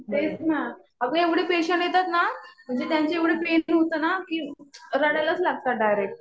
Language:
Marathi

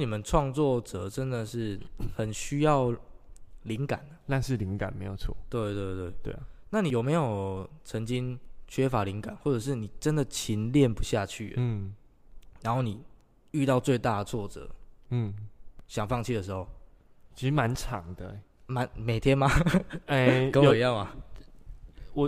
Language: Chinese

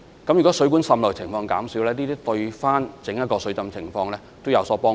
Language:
Cantonese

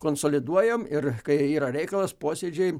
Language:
Lithuanian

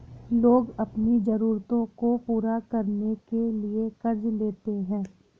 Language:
Hindi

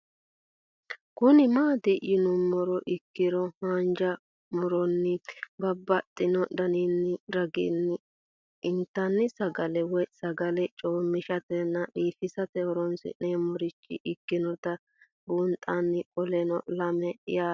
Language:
Sidamo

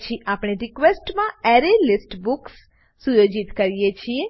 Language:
Gujarati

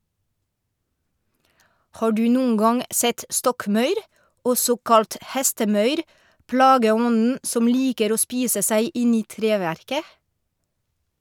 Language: Norwegian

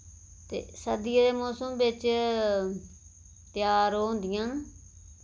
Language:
Dogri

